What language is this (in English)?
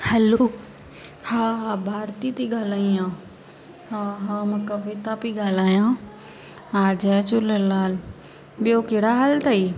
Sindhi